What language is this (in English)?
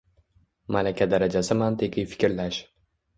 Uzbek